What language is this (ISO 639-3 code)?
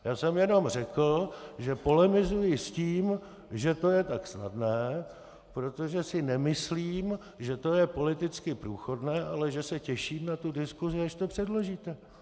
ces